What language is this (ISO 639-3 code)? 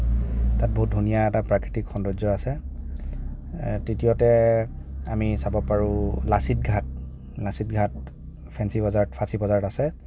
asm